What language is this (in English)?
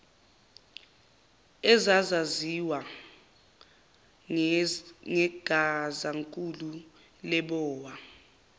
Zulu